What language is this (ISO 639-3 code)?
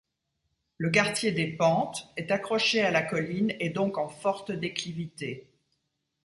fra